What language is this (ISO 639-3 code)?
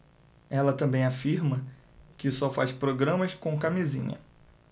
por